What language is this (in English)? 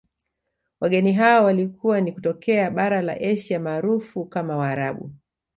Swahili